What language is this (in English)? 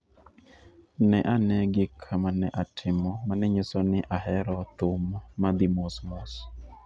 Luo (Kenya and Tanzania)